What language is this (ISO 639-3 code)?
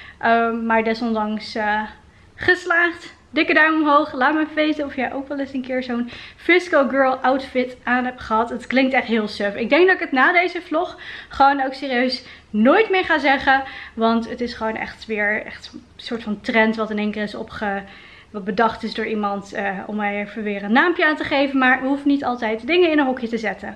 nld